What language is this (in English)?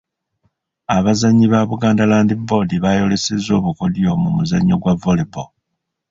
Ganda